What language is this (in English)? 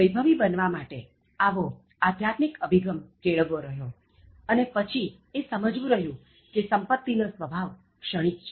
Gujarati